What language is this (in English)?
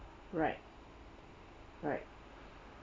English